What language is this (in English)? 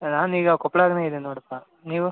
Kannada